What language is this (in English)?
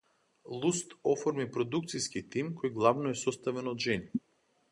Macedonian